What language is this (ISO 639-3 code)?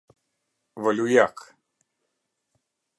sqi